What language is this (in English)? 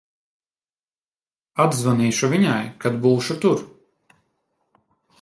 Latvian